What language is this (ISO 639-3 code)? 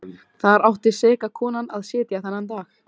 isl